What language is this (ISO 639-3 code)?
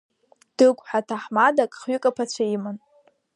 abk